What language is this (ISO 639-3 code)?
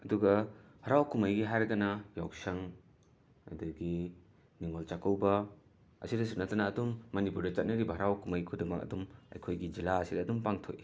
mni